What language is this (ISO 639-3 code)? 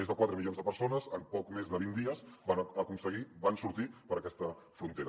cat